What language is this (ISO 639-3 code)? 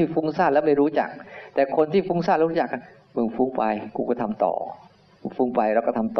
tha